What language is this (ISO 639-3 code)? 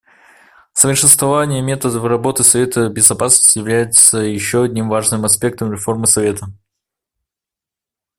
rus